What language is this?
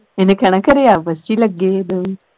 Punjabi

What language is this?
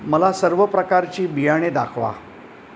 Marathi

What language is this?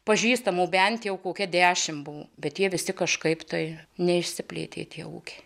Lithuanian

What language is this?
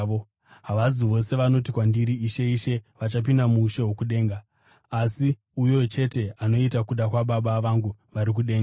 Shona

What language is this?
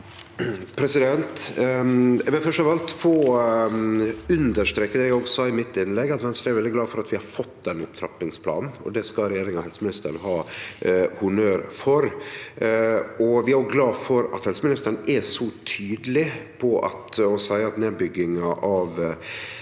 Norwegian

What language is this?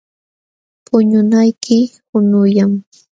Jauja Wanca Quechua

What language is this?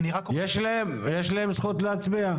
Hebrew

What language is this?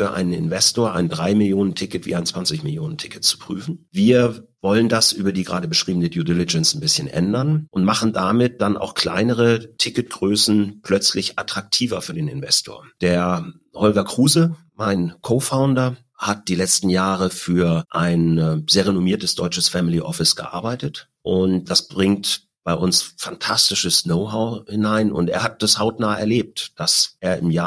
German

